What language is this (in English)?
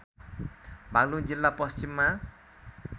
Nepali